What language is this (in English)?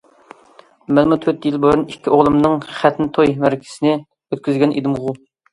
Uyghur